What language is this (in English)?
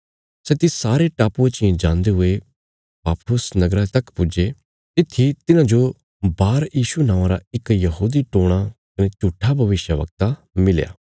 Bilaspuri